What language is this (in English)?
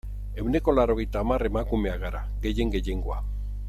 Basque